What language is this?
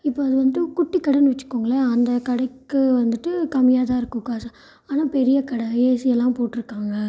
Tamil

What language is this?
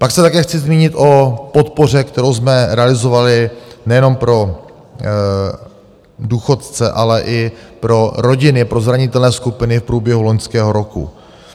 Czech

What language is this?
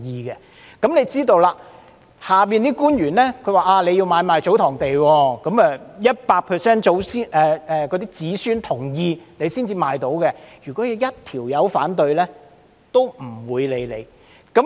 Cantonese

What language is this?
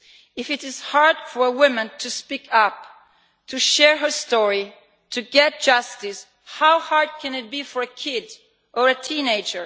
English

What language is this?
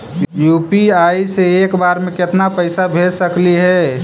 Magahi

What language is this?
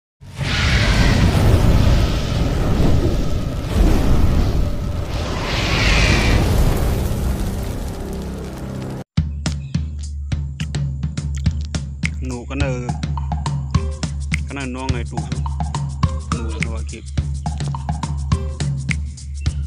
Thai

